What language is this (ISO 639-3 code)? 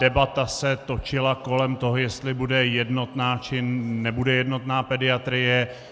ces